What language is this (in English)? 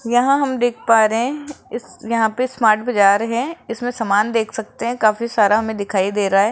Hindi